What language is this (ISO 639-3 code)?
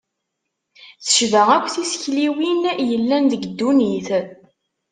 kab